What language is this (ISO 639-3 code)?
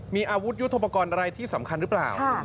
tha